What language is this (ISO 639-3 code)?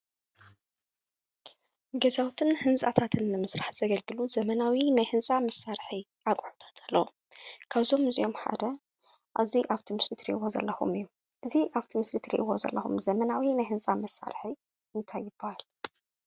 tir